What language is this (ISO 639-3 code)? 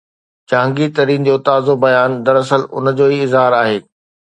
snd